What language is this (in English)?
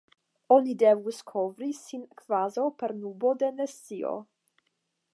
Esperanto